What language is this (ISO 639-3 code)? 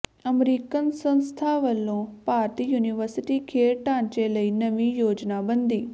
pan